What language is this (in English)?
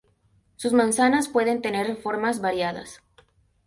Spanish